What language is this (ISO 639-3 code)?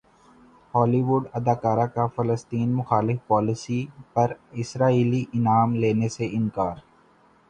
urd